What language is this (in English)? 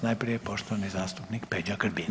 Croatian